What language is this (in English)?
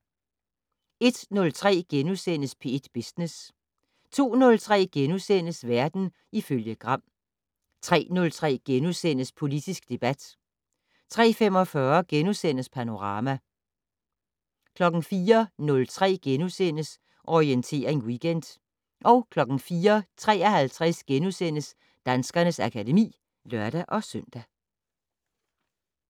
Danish